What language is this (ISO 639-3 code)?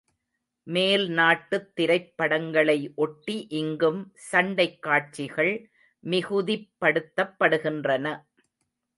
tam